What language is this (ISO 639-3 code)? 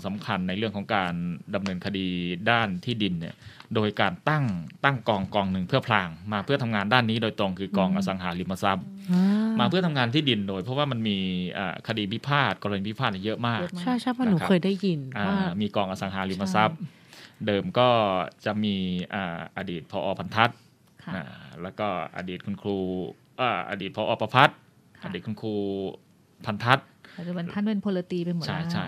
tha